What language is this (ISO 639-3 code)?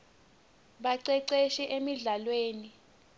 ssw